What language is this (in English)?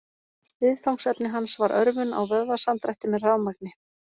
Icelandic